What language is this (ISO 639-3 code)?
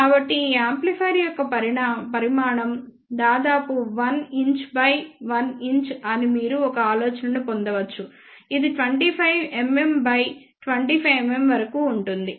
tel